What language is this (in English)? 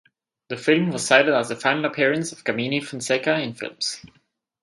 English